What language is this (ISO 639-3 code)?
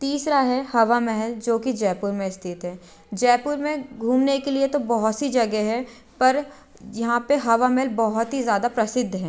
hin